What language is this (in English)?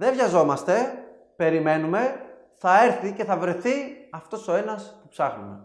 Greek